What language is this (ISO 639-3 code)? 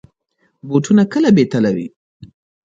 pus